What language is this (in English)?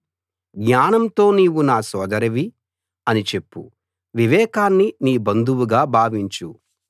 Telugu